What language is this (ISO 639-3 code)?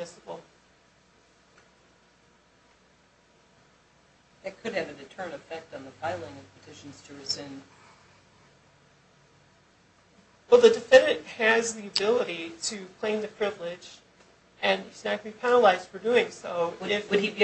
eng